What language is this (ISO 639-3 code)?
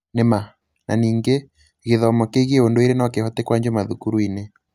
kik